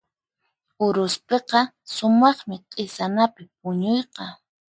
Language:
Puno Quechua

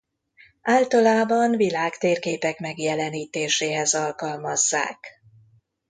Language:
Hungarian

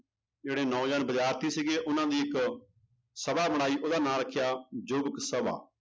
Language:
Punjabi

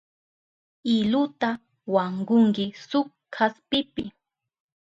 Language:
Southern Pastaza Quechua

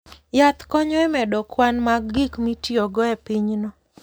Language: Luo (Kenya and Tanzania)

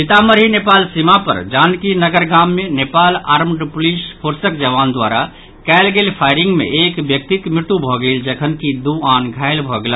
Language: Maithili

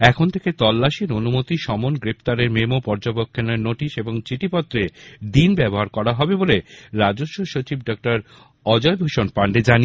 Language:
Bangla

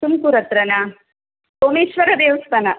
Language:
Kannada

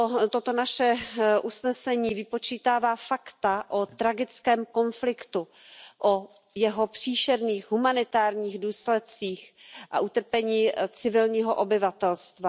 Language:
Czech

